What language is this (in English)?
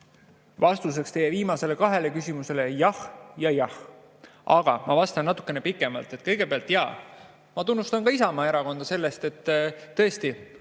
Estonian